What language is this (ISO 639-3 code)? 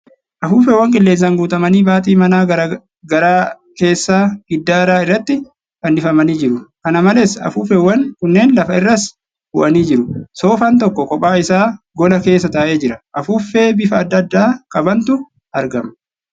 orm